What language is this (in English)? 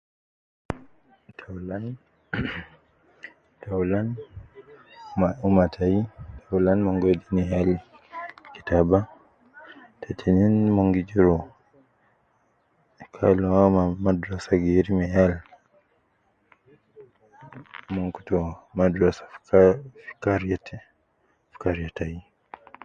Nubi